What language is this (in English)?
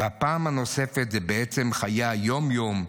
Hebrew